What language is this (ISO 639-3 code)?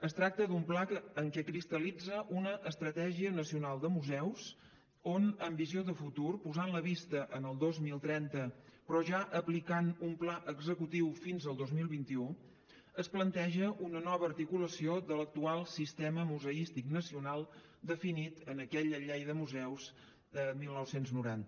cat